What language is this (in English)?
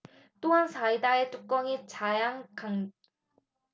Korean